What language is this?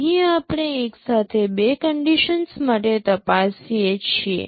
Gujarati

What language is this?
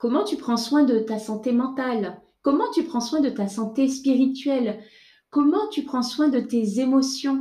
French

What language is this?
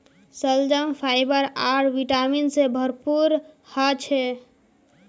Magahi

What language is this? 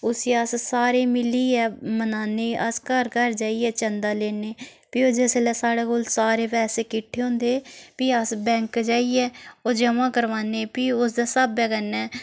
Dogri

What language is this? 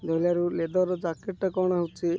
Odia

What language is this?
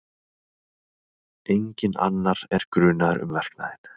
Icelandic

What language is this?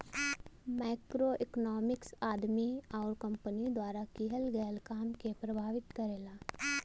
Bhojpuri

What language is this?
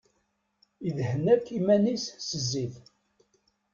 Kabyle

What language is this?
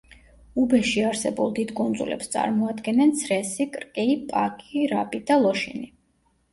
Georgian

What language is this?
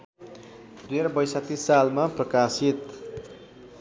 Nepali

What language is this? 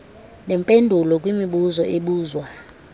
Xhosa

